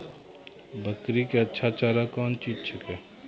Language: Maithili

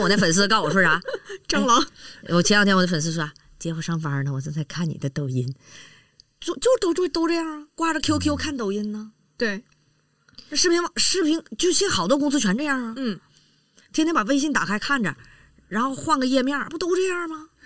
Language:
Chinese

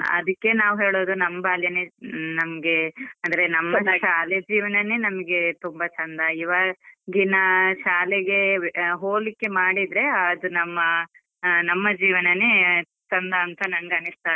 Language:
Kannada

